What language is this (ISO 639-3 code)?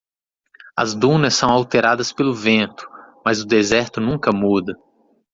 por